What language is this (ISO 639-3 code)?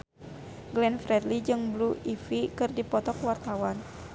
sun